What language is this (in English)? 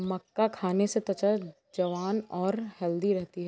Hindi